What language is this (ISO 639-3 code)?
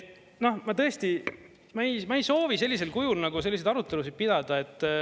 est